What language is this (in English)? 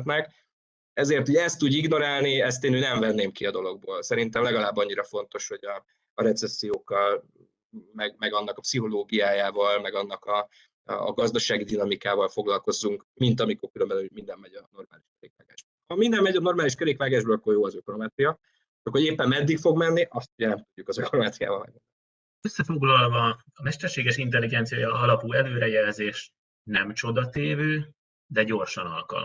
Hungarian